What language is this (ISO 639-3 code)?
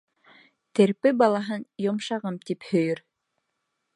bak